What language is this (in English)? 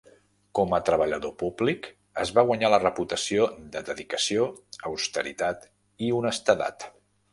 Catalan